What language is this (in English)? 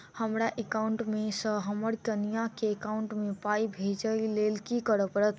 Maithili